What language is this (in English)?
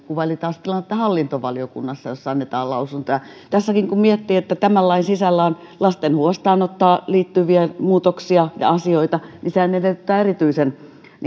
Finnish